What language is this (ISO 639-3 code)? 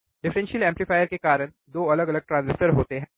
hin